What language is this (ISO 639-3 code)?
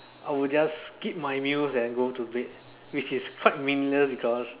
eng